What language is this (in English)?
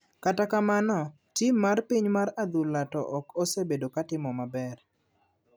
Luo (Kenya and Tanzania)